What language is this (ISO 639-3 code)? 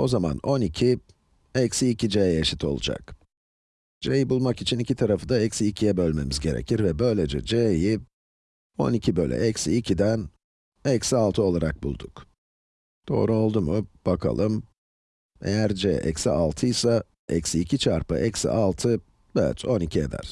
tur